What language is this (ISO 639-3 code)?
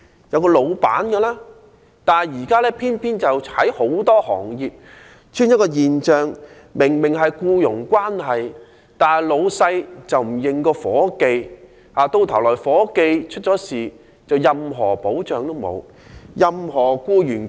yue